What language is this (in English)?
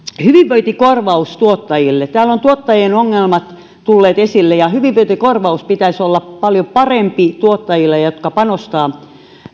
Finnish